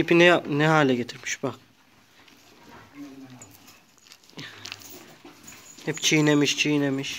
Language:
Turkish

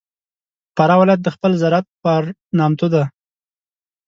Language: Pashto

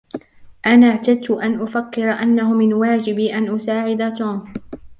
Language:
Arabic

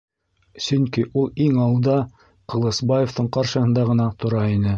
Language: Bashkir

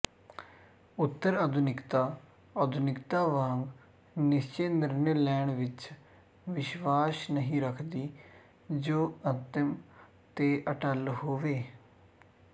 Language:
Punjabi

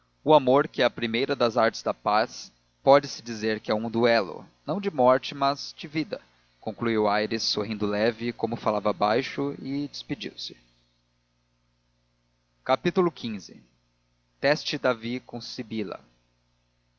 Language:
Portuguese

